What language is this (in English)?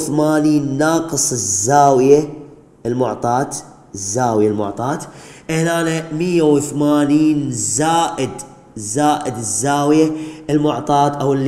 Arabic